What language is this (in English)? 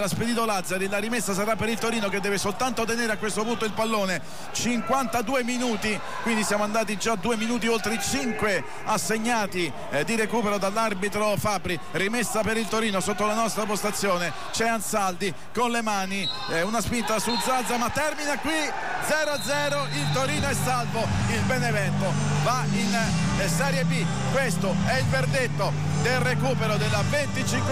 Italian